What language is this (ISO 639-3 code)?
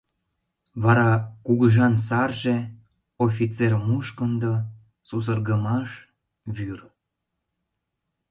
chm